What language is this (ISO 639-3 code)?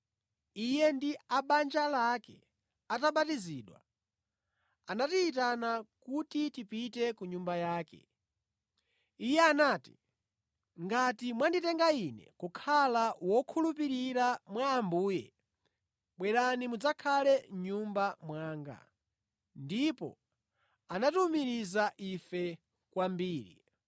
nya